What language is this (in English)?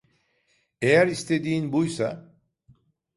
Turkish